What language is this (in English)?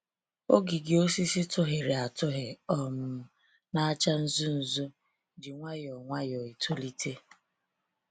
Igbo